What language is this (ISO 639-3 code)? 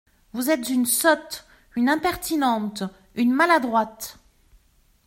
fra